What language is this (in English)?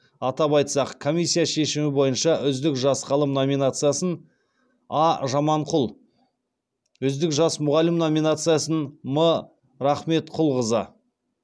Kazakh